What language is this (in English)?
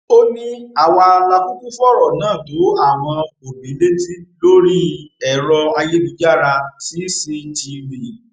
Yoruba